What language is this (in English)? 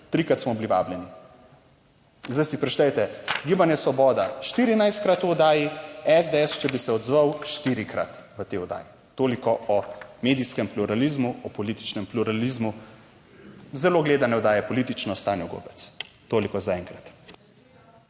Slovenian